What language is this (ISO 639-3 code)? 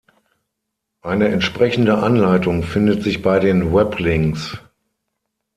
deu